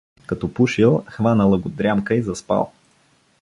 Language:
Bulgarian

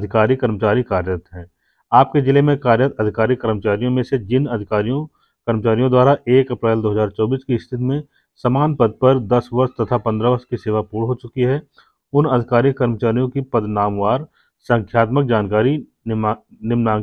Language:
Hindi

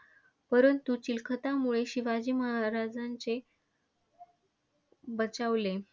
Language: Marathi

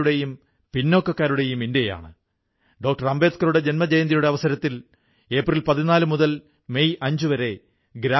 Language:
Malayalam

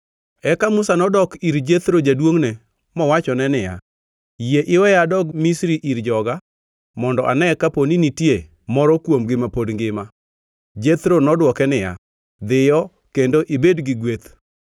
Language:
Luo (Kenya and Tanzania)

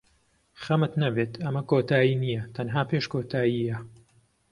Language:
Central Kurdish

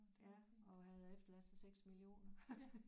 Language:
Danish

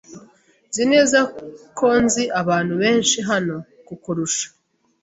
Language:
Kinyarwanda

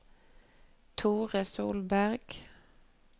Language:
Norwegian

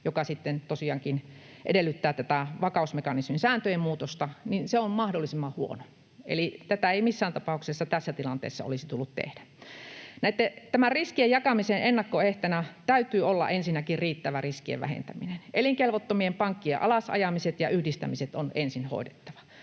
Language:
Finnish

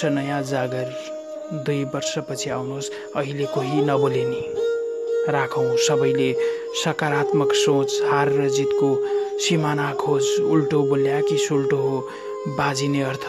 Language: Indonesian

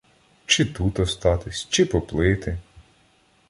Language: Ukrainian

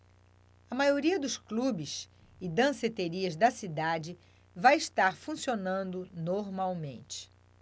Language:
Portuguese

